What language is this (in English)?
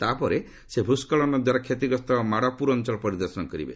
Odia